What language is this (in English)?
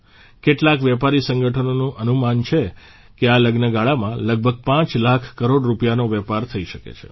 Gujarati